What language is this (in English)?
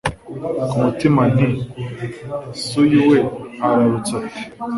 Kinyarwanda